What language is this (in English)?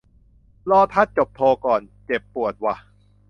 Thai